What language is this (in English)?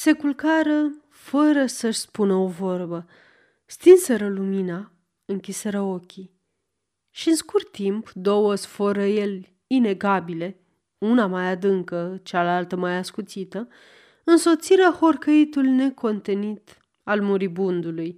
Romanian